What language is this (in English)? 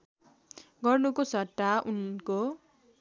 Nepali